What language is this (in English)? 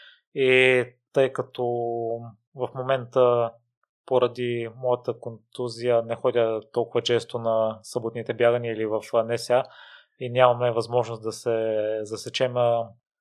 Bulgarian